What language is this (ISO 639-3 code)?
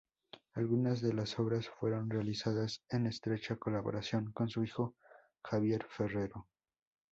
spa